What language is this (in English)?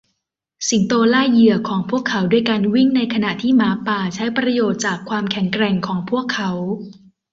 Thai